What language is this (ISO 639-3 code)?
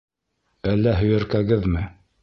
bak